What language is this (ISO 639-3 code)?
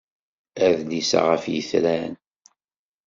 kab